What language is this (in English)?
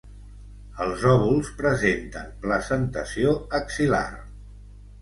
Catalan